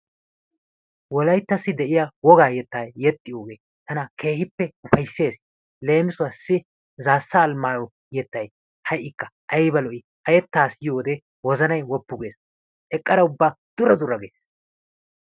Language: Wolaytta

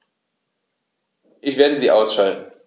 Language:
German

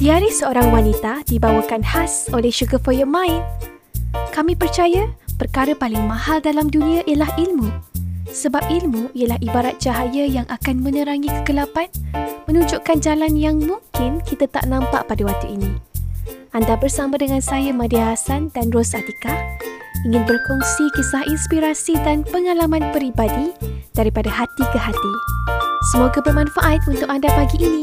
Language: Malay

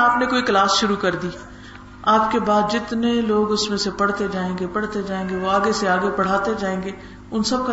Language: Urdu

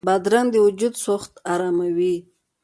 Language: Pashto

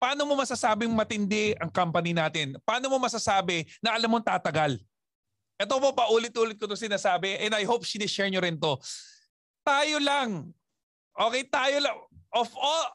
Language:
Filipino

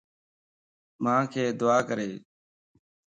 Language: Lasi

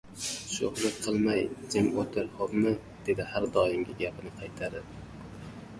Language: Uzbek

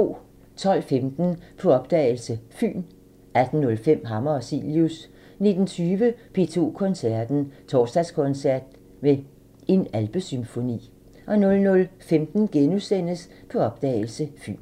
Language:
Danish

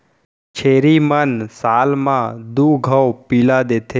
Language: Chhattisgarhi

